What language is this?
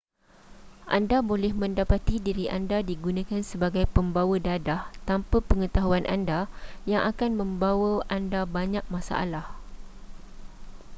Malay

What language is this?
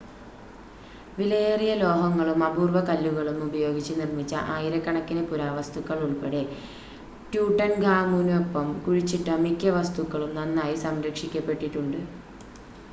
Malayalam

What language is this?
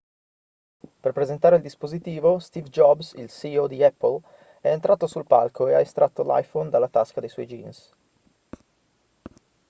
Italian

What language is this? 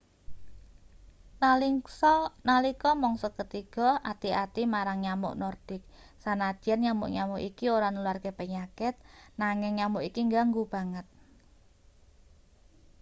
Javanese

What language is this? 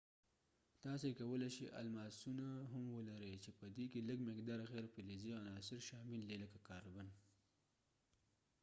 Pashto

